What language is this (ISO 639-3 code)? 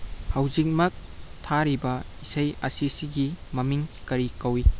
mni